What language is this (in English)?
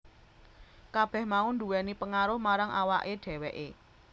Javanese